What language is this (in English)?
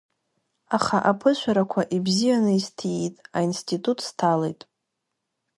Abkhazian